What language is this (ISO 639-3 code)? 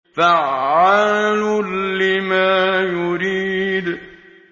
ara